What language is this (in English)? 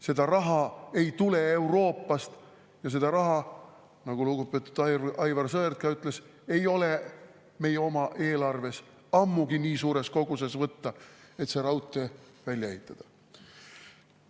Estonian